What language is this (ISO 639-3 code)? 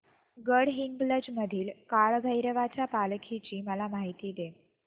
mar